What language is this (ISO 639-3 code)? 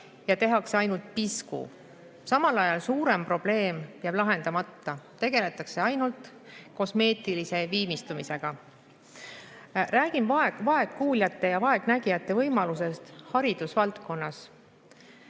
est